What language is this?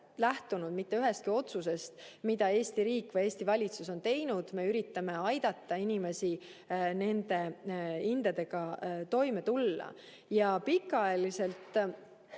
Estonian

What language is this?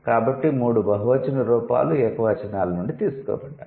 Telugu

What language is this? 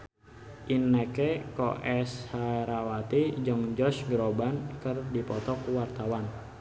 Sundanese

